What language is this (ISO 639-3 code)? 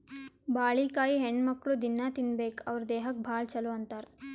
kan